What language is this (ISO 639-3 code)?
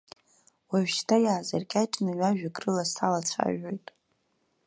abk